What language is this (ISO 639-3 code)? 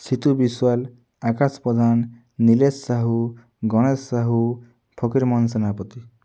ori